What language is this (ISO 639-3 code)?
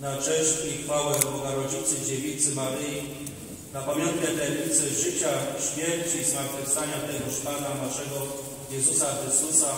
pol